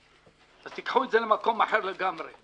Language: Hebrew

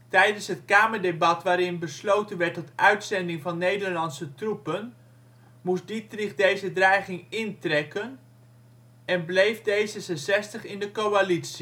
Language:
Dutch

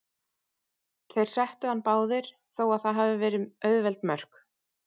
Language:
Icelandic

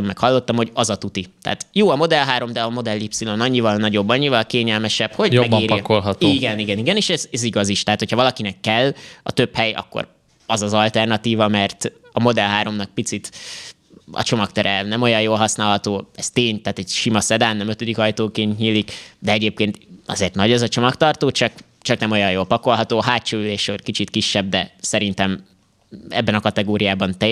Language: Hungarian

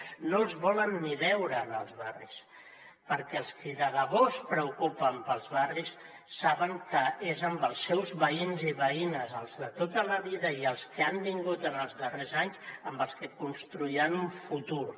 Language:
Catalan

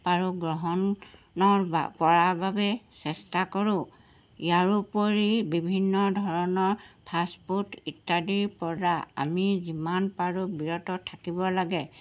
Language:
Assamese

